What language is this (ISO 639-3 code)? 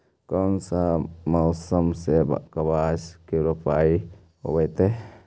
mag